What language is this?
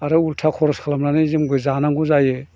Bodo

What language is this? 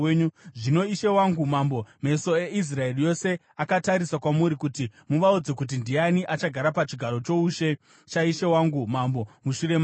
Shona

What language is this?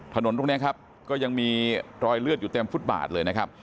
Thai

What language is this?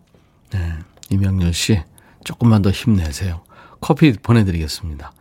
Korean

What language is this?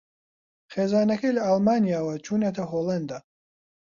Central Kurdish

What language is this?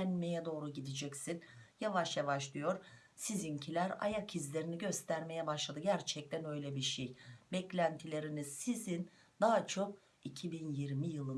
Turkish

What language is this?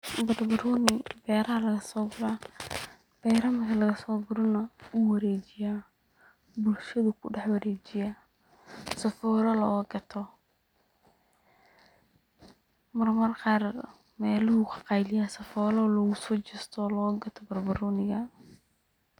Somali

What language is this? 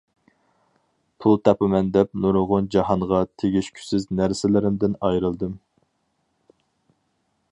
Uyghur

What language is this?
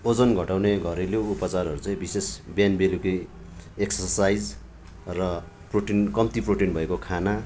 Nepali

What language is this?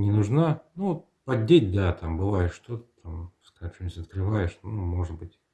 Russian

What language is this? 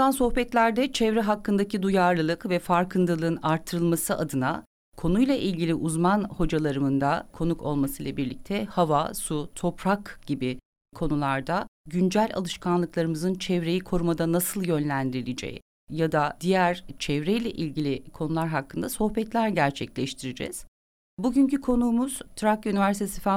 Turkish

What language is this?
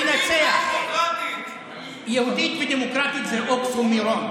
Hebrew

